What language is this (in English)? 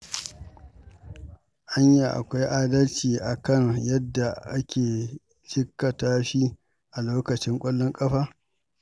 Hausa